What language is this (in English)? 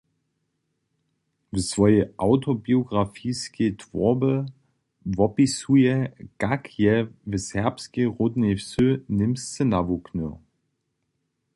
Upper Sorbian